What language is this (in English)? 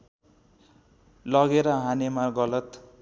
Nepali